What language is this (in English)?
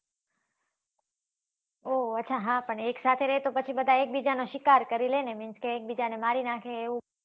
Gujarati